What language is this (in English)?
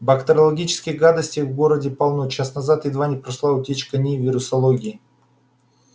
Russian